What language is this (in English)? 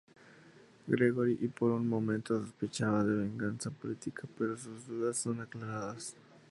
Spanish